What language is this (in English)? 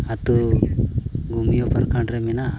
Santali